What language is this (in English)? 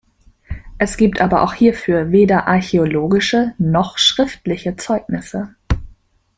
German